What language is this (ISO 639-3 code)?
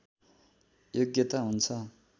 nep